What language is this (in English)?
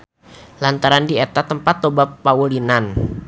Sundanese